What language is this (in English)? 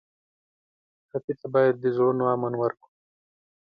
Pashto